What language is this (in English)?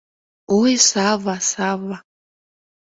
Mari